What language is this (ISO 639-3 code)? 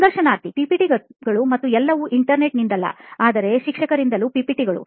kan